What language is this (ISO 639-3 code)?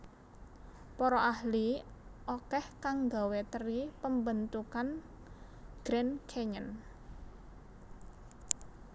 jav